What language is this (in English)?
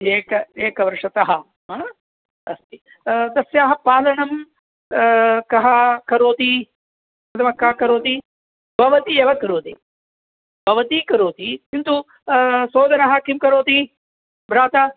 Sanskrit